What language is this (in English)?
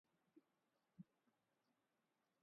Urdu